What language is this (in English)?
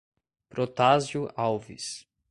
Portuguese